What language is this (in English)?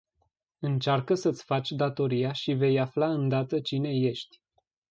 Romanian